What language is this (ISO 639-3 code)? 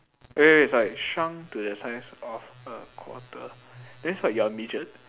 eng